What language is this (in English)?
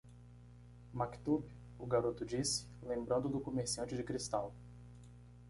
Portuguese